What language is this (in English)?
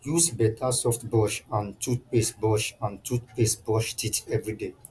Nigerian Pidgin